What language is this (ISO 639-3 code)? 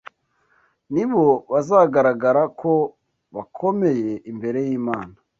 kin